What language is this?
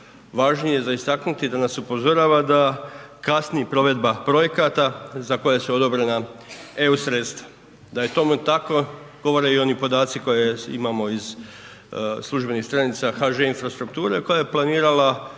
Croatian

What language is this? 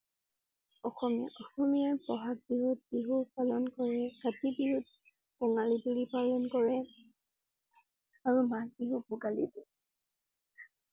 Assamese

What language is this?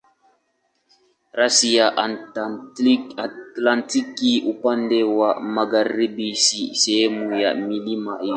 Swahili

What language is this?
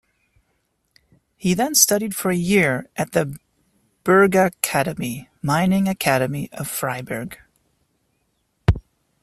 English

